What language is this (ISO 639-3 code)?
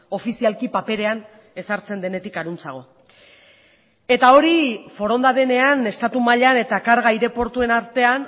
eus